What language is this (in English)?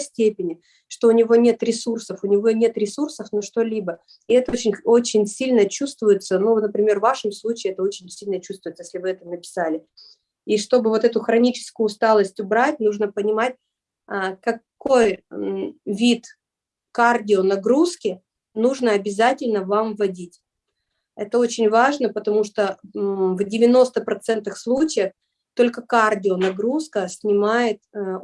Russian